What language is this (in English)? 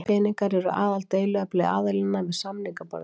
Icelandic